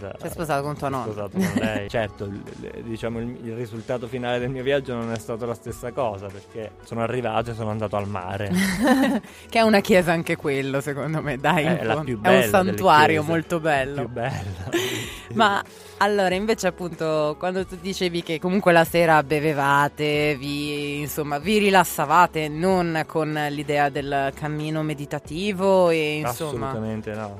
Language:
Italian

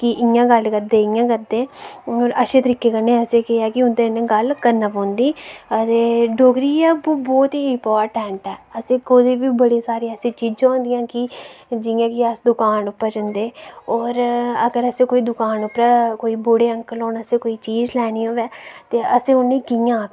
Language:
Dogri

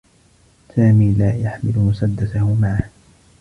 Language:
Arabic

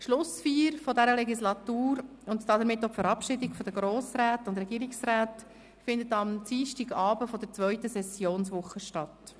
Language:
Swiss German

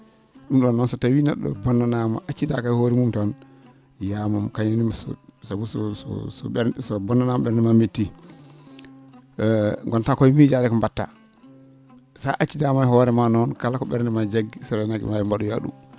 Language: Fula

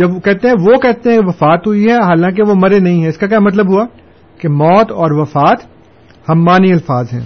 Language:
Urdu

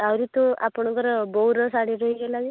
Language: Odia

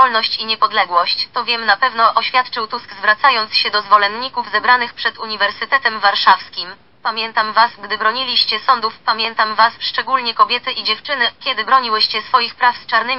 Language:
Polish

